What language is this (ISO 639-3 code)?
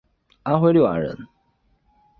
zho